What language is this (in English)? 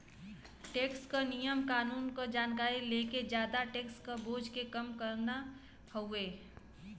Bhojpuri